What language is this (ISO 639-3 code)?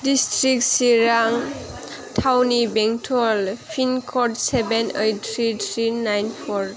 brx